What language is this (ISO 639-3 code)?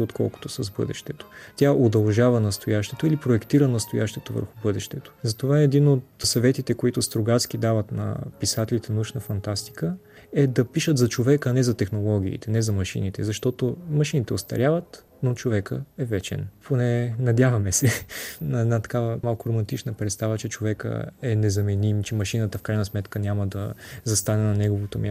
bul